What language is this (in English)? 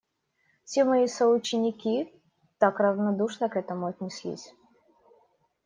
Russian